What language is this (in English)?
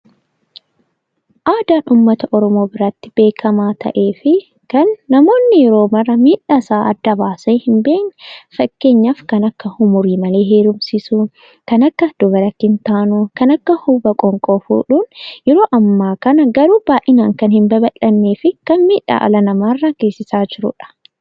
Oromo